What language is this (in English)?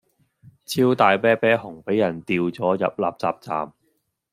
Cantonese